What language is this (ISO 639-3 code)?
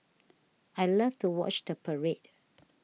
eng